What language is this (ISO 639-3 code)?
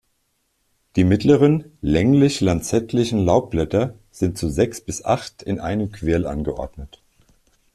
deu